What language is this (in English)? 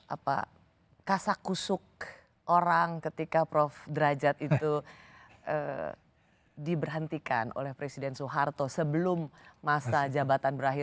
Indonesian